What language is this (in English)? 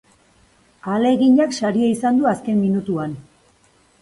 Basque